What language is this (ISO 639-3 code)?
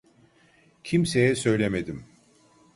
tur